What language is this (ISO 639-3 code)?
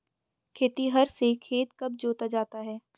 hin